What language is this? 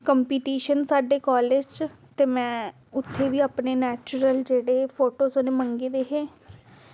Dogri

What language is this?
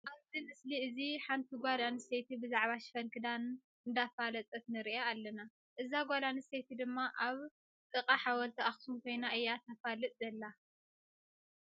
Tigrinya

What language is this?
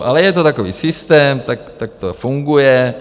Czech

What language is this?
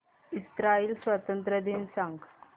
Marathi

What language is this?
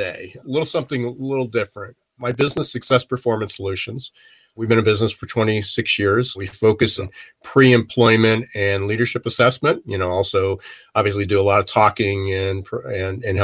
English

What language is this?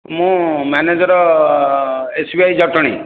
Odia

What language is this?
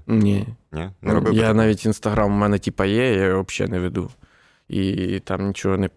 Ukrainian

